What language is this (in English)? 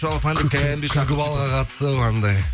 Kazakh